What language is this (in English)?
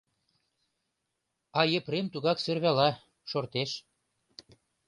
Mari